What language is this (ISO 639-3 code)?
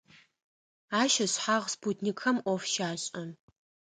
ady